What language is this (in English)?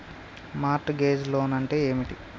Telugu